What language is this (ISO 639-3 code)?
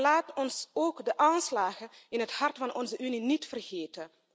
nld